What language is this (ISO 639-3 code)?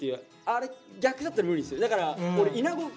jpn